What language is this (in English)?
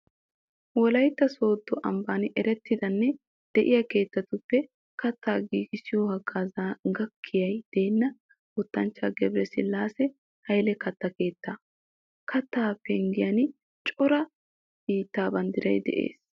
Wolaytta